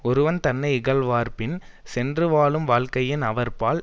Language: Tamil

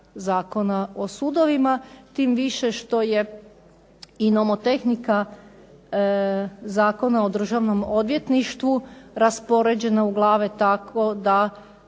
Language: Croatian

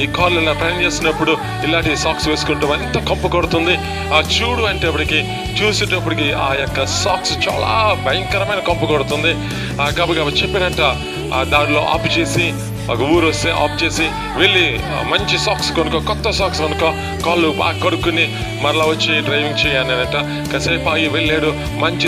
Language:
Romanian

